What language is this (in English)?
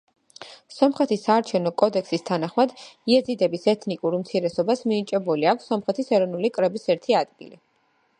Georgian